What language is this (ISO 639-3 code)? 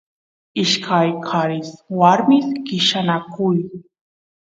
qus